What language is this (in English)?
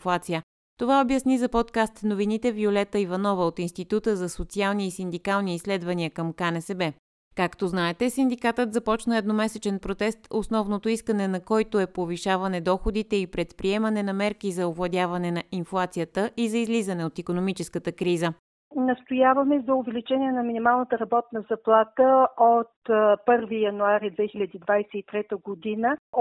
Bulgarian